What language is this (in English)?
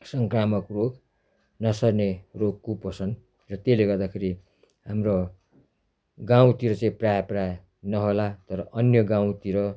Nepali